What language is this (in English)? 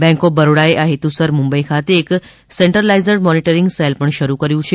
Gujarati